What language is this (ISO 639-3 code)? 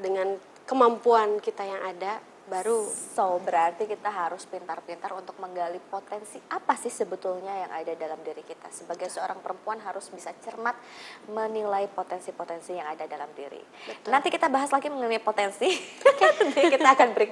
ind